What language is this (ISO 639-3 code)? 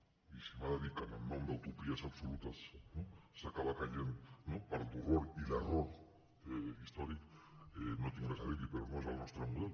cat